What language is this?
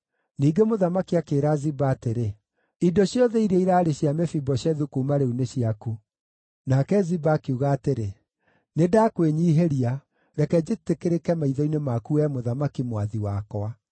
Kikuyu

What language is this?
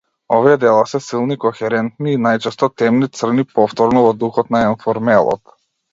Macedonian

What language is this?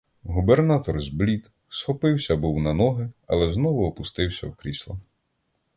Ukrainian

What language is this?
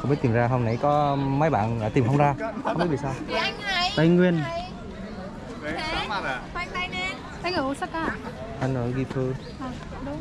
Vietnamese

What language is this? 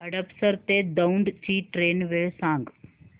Marathi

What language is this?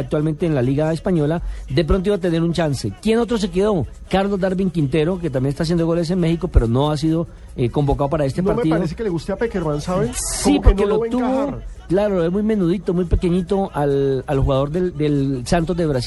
Spanish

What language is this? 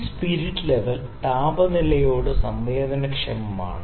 Malayalam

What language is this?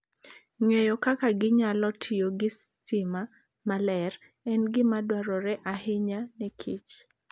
Luo (Kenya and Tanzania)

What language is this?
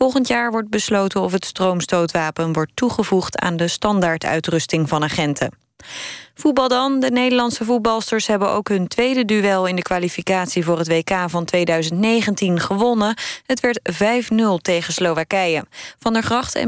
Dutch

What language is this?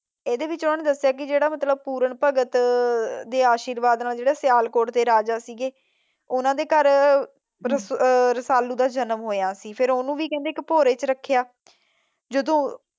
Punjabi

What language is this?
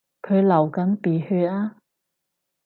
Cantonese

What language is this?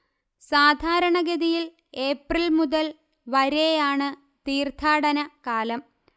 Malayalam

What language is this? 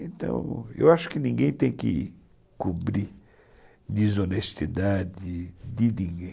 Portuguese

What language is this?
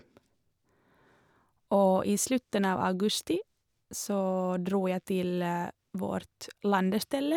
Norwegian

